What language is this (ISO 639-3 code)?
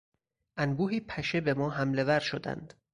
fas